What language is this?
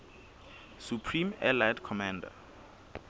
Southern Sotho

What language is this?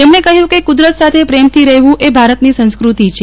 Gujarati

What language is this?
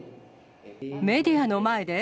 Japanese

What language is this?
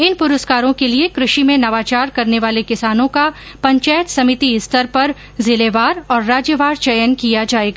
Hindi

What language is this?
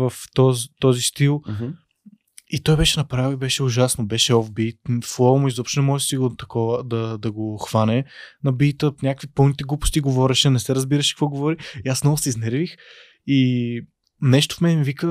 Bulgarian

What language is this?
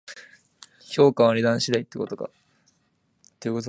Japanese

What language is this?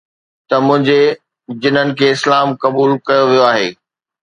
Sindhi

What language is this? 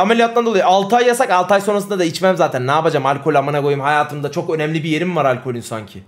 Turkish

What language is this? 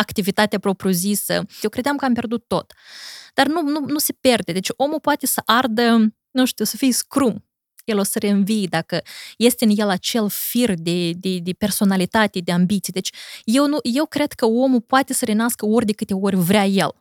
Romanian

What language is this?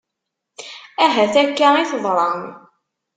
Kabyle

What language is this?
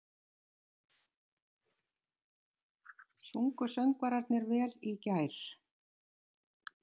Icelandic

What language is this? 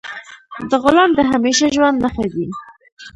Pashto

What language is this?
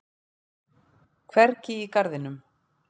Icelandic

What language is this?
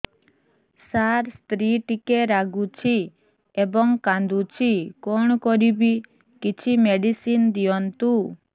Odia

